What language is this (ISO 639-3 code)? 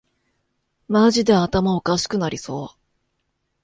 jpn